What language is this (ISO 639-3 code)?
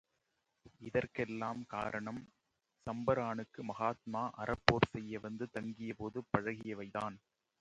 tam